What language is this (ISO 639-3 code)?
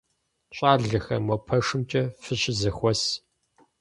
kbd